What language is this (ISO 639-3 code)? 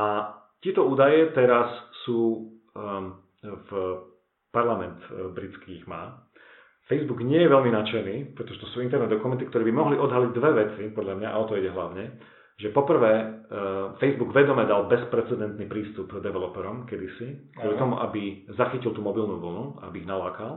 slk